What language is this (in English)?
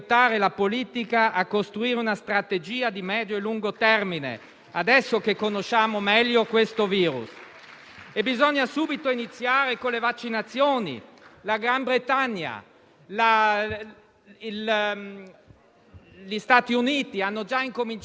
Italian